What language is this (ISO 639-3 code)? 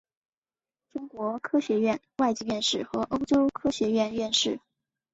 zho